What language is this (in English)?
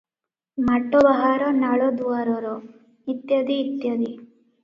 Odia